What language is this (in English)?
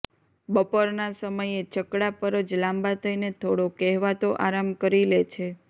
Gujarati